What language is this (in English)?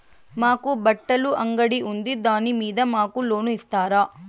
Telugu